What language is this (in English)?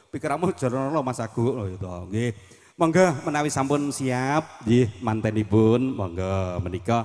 Indonesian